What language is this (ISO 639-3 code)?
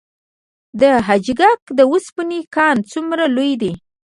pus